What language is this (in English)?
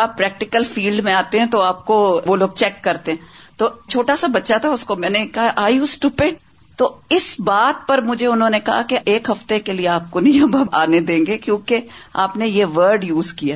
Urdu